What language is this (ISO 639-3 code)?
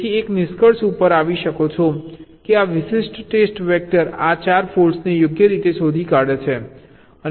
guj